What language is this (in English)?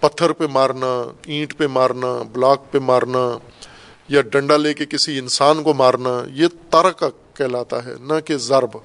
Urdu